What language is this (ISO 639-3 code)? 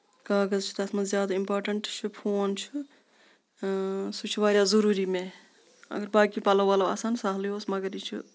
kas